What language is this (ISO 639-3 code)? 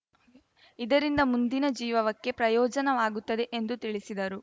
kan